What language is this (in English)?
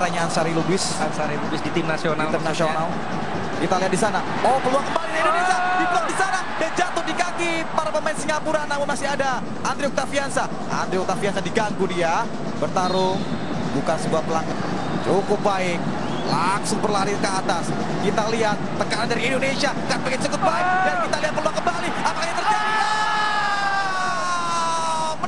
Indonesian